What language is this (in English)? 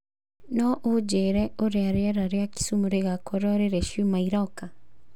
Kikuyu